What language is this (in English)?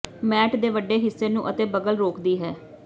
Punjabi